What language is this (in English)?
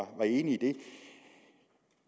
Danish